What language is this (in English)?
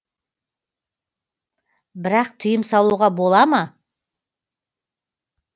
Kazakh